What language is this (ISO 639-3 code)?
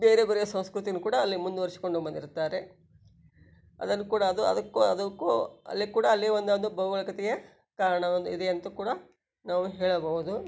kan